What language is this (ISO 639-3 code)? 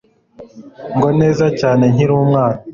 kin